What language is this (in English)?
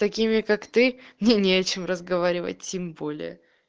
Russian